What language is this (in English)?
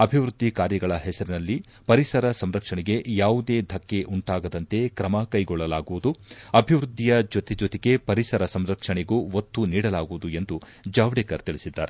Kannada